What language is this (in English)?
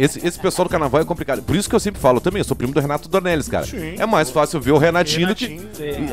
Portuguese